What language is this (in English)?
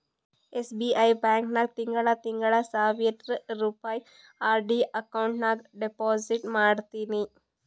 Kannada